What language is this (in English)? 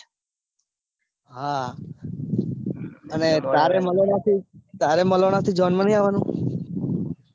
Gujarati